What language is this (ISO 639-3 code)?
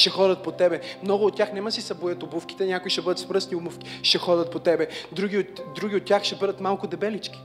bul